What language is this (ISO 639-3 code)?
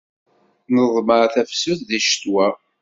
kab